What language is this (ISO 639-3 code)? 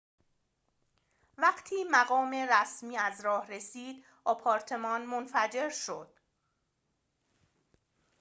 fas